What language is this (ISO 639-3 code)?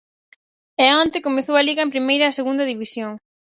glg